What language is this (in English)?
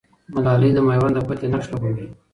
Pashto